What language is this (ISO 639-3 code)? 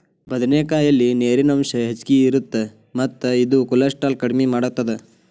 kan